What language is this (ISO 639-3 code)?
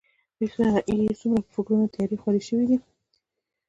pus